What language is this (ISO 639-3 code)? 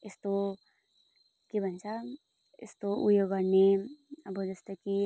nep